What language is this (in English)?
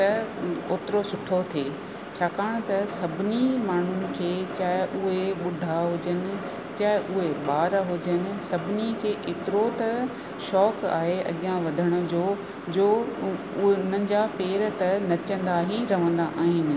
Sindhi